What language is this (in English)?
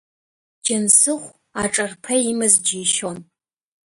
Abkhazian